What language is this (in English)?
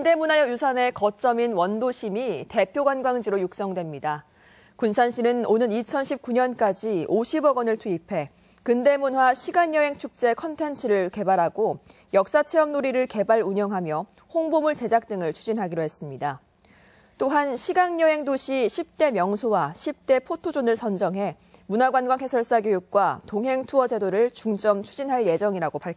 Korean